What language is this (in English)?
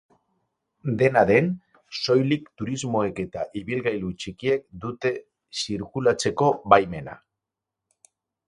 Basque